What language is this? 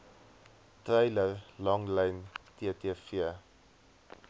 Afrikaans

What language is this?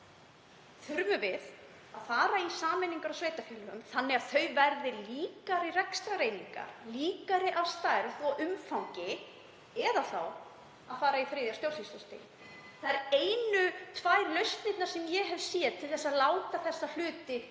Icelandic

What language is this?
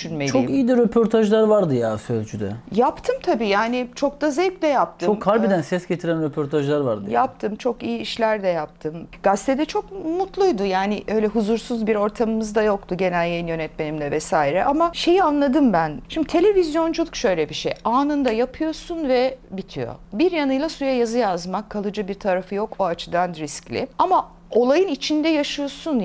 Turkish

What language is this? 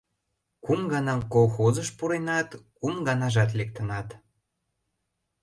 Mari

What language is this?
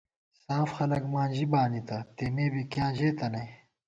Gawar-Bati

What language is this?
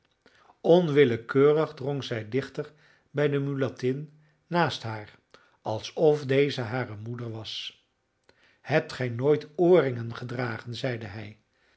Dutch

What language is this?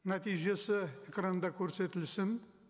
Kazakh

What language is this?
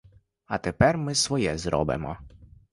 Ukrainian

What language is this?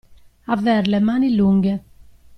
Italian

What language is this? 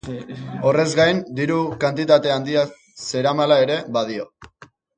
Basque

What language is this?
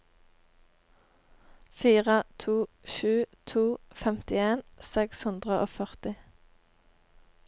Norwegian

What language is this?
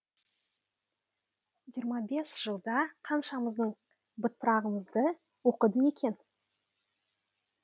Kazakh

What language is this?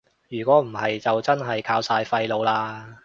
Cantonese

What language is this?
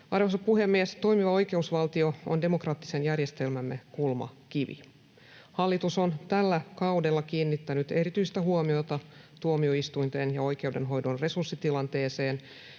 Finnish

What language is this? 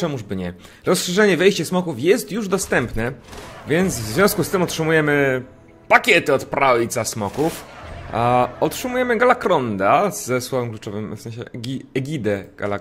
Polish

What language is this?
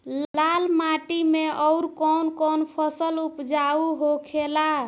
Bhojpuri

